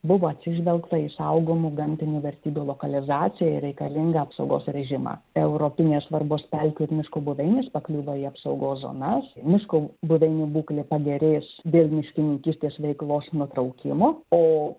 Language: Lithuanian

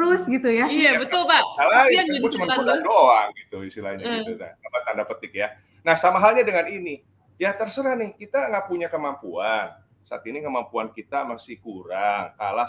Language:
Indonesian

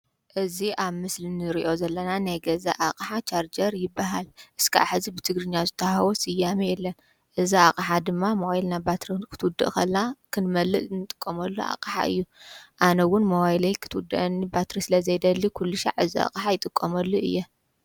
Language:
Tigrinya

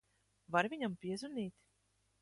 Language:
Latvian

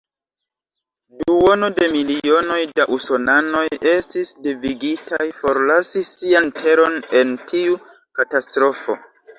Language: Esperanto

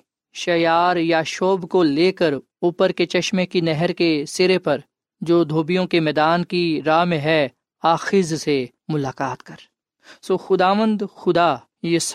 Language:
Urdu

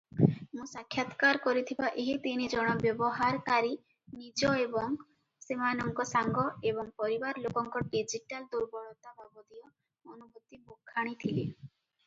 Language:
Odia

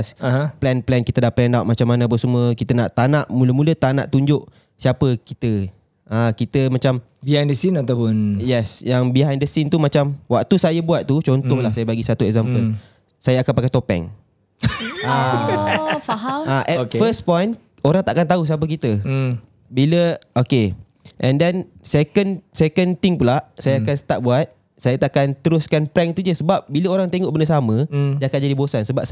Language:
Malay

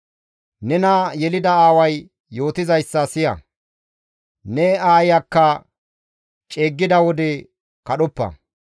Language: Gamo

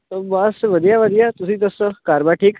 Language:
Punjabi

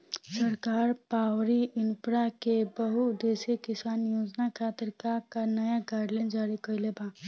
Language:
Bhojpuri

